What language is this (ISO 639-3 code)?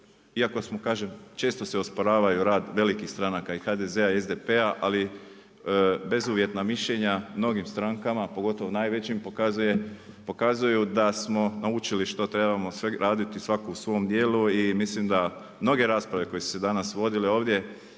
hrv